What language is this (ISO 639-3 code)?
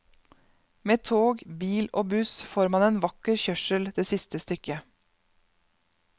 nor